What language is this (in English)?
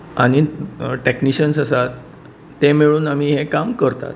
Konkani